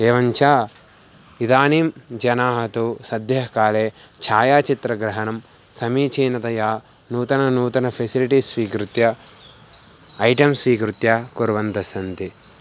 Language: Sanskrit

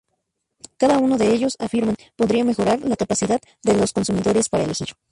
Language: Spanish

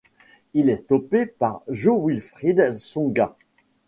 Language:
French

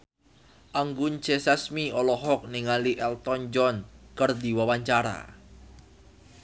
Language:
Sundanese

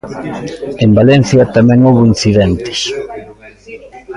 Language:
Galician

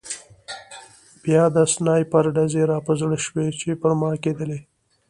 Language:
Pashto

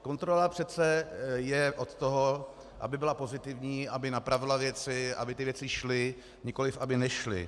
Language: Czech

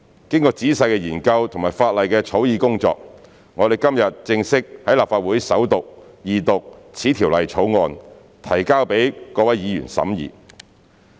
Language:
Cantonese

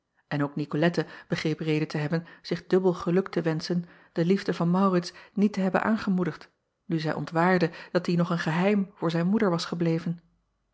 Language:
Dutch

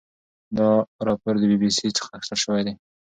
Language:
Pashto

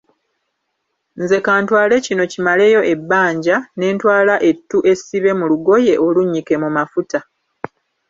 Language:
Ganda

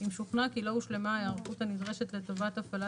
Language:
Hebrew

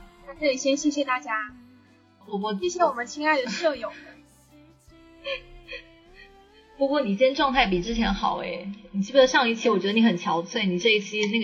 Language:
Chinese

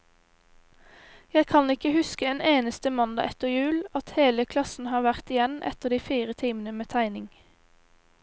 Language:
Norwegian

